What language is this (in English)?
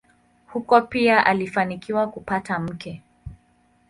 Swahili